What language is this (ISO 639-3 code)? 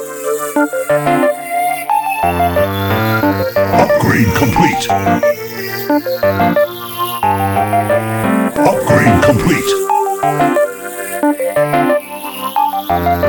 fil